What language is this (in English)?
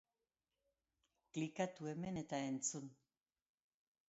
Basque